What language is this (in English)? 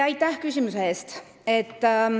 Estonian